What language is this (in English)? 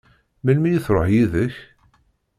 Kabyle